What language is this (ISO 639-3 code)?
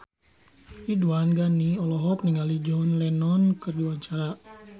sun